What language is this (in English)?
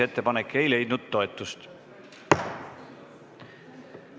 Estonian